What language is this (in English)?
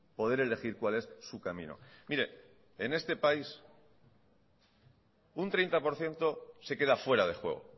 Spanish